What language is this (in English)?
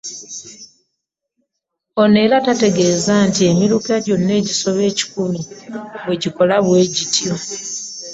Ganda